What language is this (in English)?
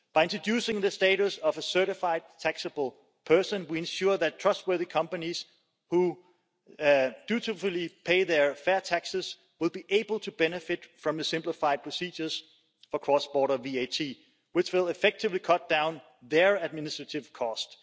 English